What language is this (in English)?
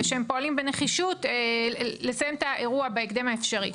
Hebrew